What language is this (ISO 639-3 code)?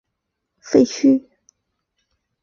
zho